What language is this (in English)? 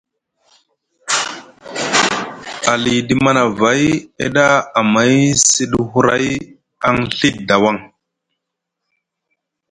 Musgu